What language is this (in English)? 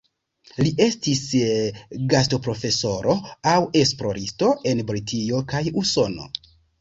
Esperanto